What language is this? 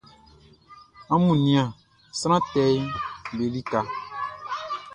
Baoulé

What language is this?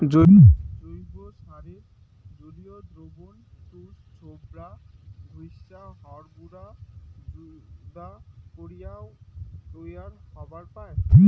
Bangla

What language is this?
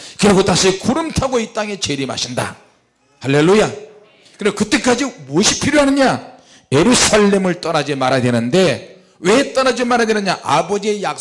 Korean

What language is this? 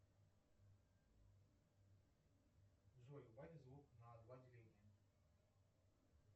Russian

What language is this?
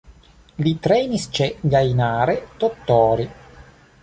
Esperanto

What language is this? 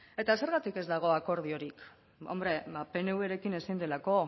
Basque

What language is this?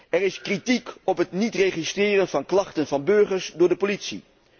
Dutch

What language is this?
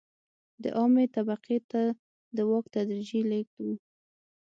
Pashto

